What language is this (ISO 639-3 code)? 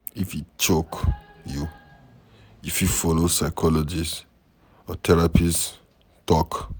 pcm